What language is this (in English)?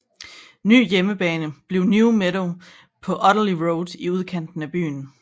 Danish